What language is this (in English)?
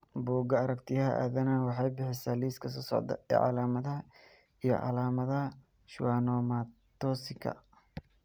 Somali